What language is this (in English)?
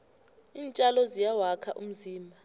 South Ndebele